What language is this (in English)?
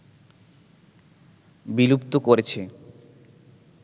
Bangla